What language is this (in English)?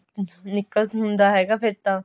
Punjabi